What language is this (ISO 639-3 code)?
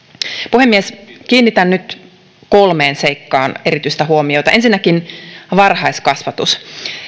fin